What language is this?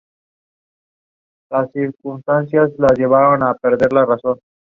Spanish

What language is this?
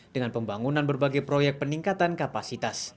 Indonesian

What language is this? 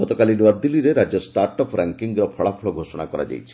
Odia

